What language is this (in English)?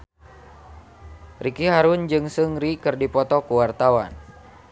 Sundanese